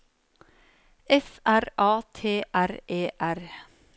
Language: Norwegian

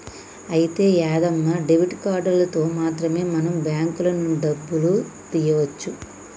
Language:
Telugu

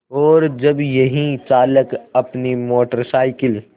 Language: Hindi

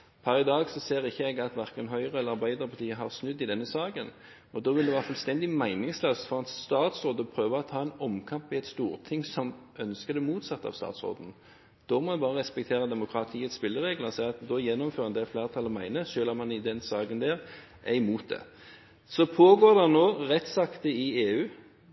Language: Norwegian Bokmål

